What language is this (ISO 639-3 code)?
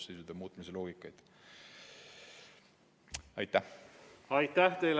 est